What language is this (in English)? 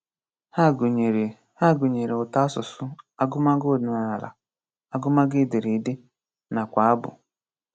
Igbo